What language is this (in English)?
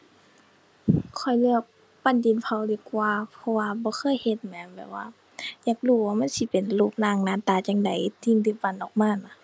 Thai